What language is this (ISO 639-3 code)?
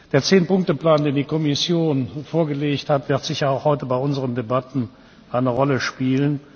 deu